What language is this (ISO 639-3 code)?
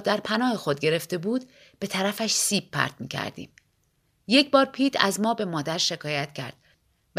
fas